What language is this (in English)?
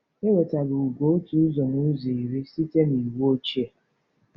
Igbo